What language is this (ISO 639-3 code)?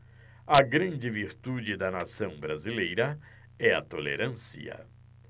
por